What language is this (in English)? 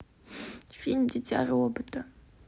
Russian